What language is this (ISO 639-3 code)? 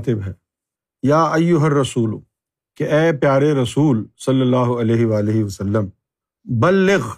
urd